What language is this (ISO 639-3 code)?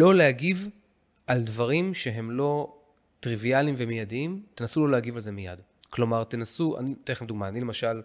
heb